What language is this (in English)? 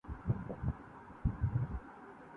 Urdu